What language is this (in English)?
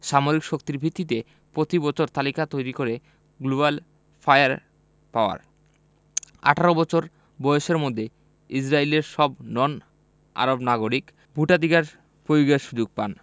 Bangla